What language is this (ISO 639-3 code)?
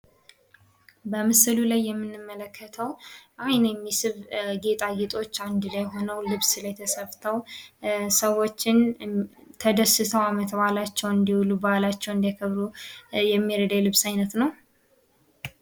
amh